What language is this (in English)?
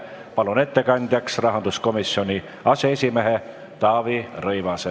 Estonian